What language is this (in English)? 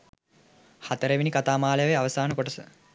Sinhala